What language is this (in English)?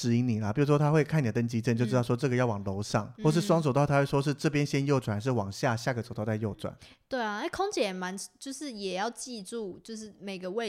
Chinese